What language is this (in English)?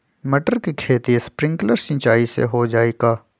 Magahi